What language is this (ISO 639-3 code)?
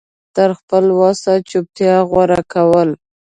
pus